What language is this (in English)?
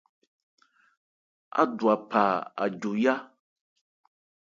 Ebrié